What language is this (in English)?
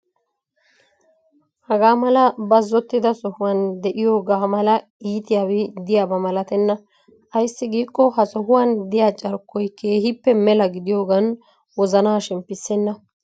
Wolaytta